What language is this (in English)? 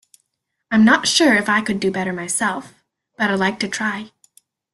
English